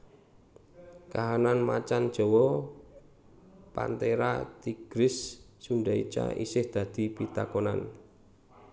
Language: Javanese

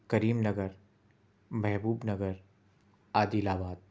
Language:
Urdu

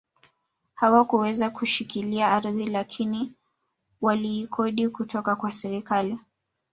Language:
Swahili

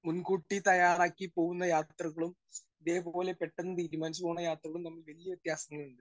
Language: Malayalam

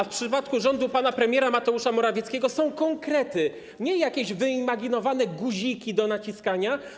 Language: Polish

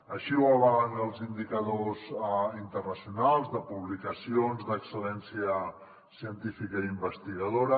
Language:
Catalan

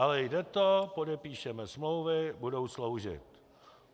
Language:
Czech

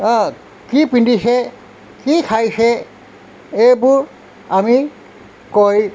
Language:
Assamese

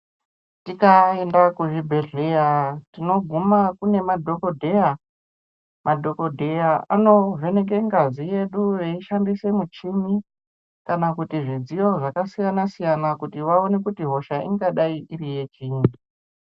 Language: Ndau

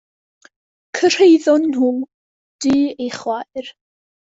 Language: Welsh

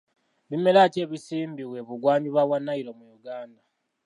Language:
Ganda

